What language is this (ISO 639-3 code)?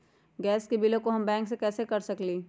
mag